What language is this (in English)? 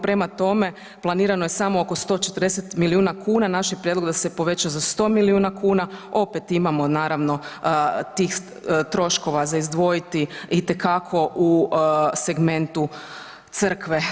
Croatian